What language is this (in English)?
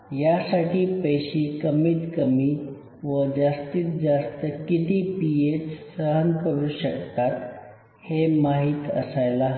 Marathi